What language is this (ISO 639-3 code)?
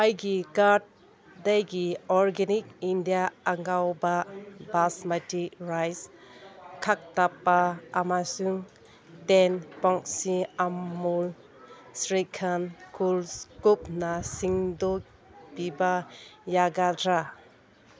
mni